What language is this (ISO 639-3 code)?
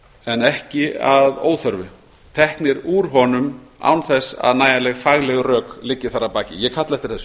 isl